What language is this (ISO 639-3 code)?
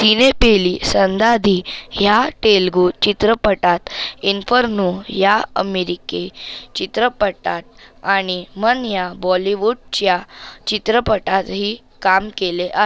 mar